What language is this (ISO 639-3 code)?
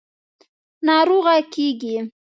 pus